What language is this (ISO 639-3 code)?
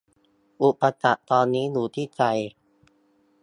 tha